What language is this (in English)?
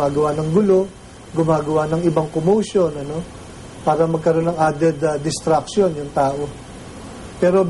Filipino